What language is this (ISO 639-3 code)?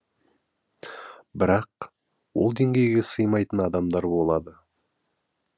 kaz